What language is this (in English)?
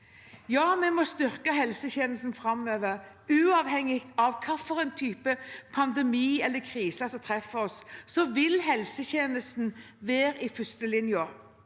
Norwegian